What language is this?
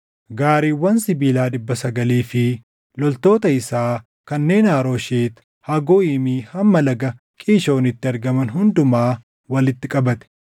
Oromo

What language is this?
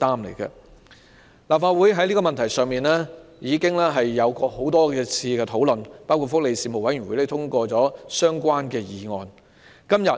Cantonese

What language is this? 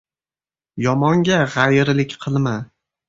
Uzbek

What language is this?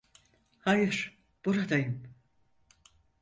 Turkish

